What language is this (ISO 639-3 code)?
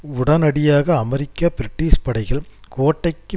tam